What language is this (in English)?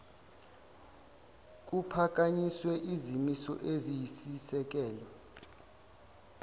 Zulu